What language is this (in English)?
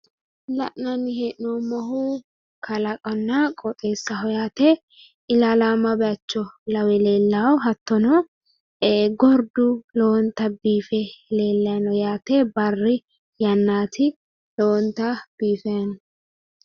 Sidamo